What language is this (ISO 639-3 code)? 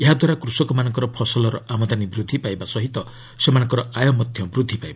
ori